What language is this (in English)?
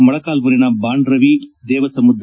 Kannada